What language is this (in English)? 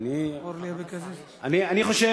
Hebrew